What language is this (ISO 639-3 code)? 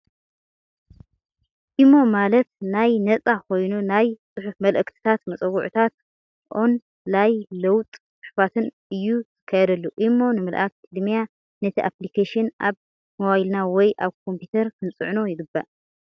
tir